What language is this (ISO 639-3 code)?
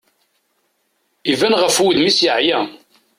kab